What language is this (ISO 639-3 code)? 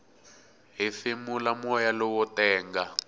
tso